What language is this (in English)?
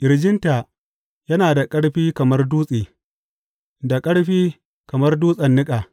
Hausa